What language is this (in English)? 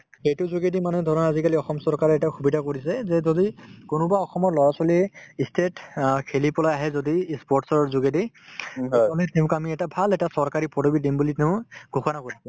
Assamese